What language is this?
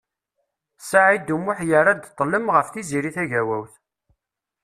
Kabyle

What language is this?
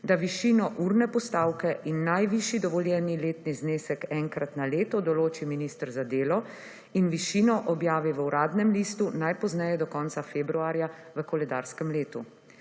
Slovenian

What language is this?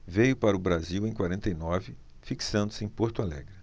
Portuguese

